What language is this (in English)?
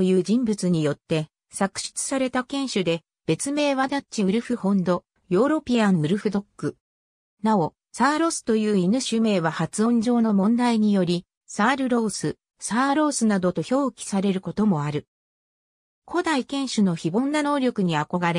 Japanese